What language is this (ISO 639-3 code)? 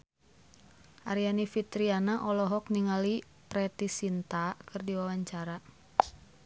sun